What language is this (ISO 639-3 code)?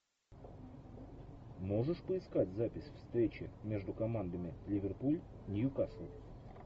rus